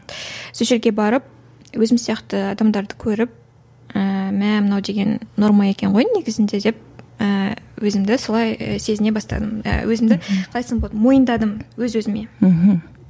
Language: Kazakh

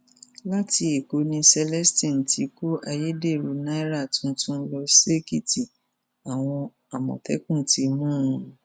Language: Yoruba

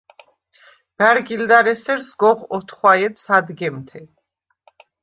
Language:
Svan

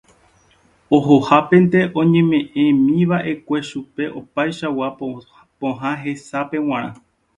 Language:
Guarani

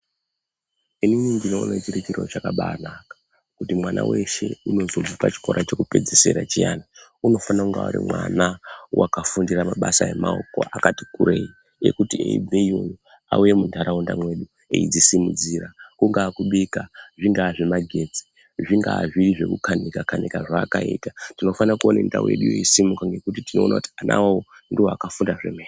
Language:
Ndau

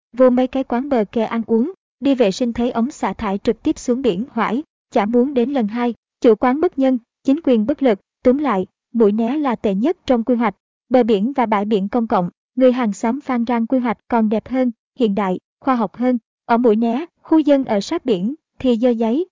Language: Vietnamese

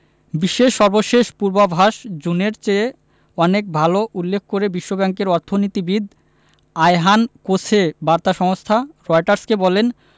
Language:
Bangla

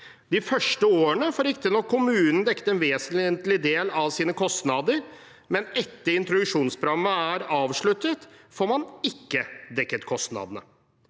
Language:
Norwegian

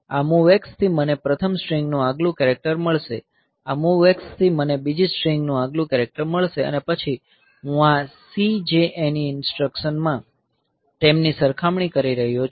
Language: Gujarati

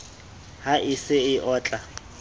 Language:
Southern Sotho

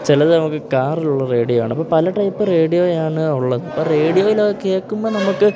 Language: Malayalam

